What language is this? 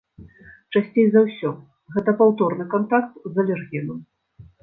Belarusian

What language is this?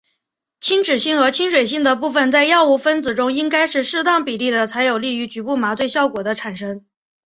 Chinese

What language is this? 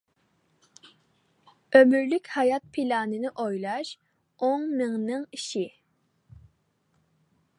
Uyghur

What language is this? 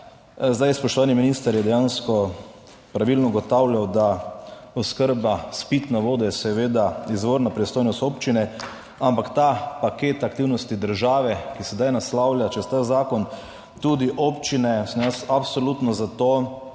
Slovenian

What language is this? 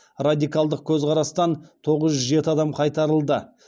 Kazakh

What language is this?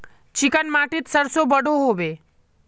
Magahi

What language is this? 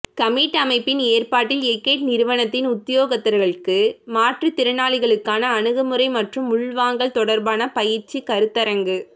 Tamil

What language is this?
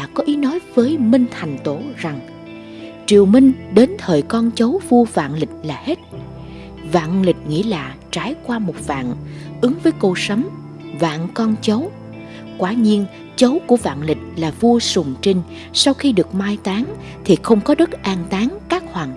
Vietnamese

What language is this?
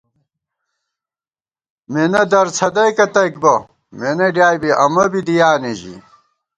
Gawar-Bati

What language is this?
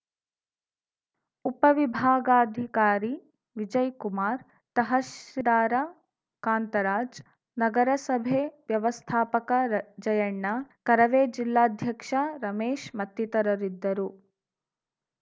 Kannada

